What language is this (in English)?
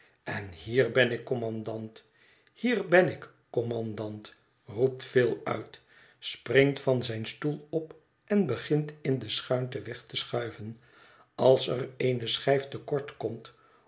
Dutch